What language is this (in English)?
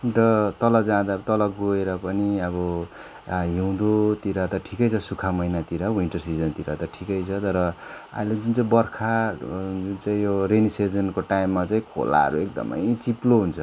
Nepali